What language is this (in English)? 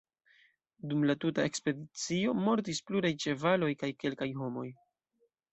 Esperanto